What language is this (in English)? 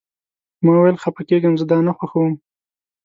Pashto